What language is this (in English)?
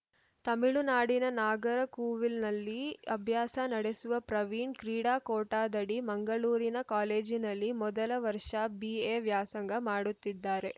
Kannada